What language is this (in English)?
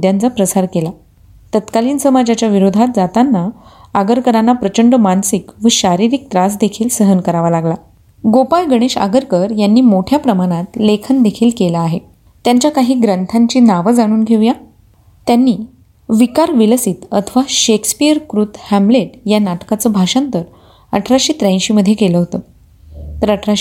Marathi